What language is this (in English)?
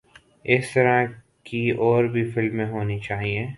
Urdu